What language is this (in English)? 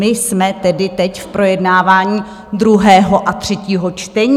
Czech